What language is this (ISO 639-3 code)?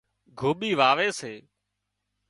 kxp